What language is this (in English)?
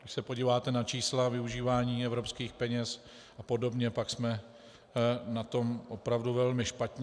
Czech